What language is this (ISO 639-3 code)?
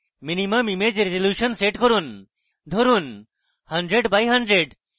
ben